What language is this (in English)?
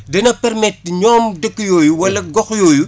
Wolof